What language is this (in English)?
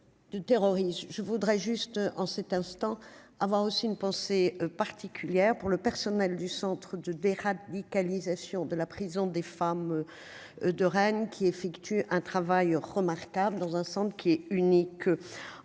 French